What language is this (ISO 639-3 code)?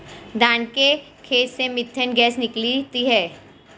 hin